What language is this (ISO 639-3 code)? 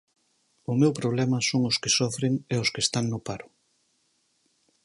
glg